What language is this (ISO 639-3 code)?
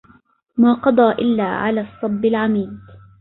ara